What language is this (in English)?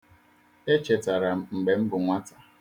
Igbo